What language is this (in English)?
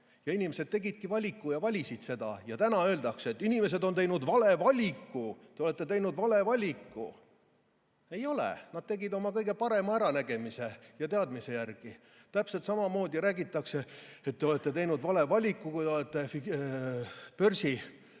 Estonian